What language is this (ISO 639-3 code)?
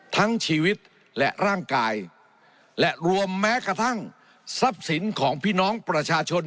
tha